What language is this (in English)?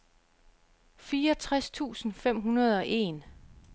Danish